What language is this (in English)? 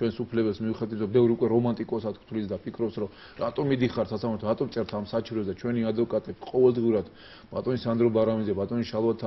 Romanian